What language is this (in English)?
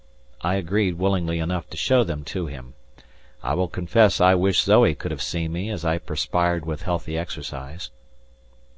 English